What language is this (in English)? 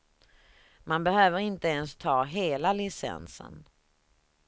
Swedish